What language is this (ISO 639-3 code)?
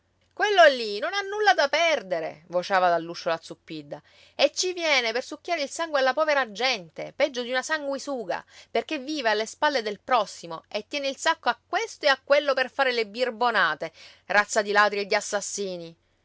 ita